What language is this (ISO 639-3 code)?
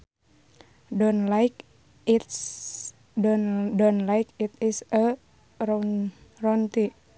sun